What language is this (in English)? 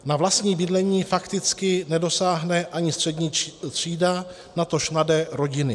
Czech